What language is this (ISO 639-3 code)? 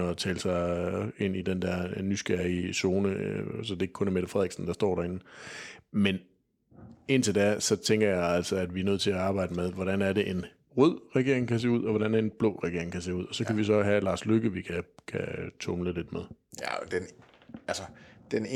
dan